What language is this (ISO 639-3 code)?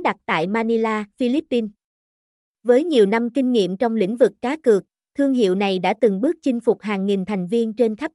vie